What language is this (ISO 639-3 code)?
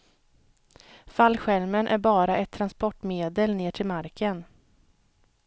swe